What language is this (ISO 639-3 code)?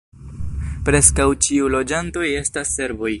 epo